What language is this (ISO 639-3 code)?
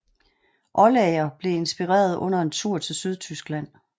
dan